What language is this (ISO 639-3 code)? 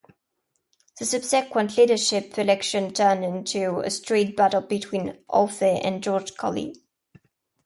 eng